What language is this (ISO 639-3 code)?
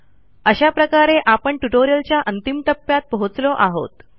mar